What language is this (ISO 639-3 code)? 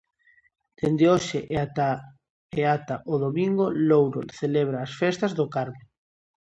glg